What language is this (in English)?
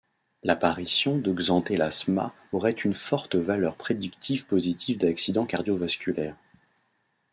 French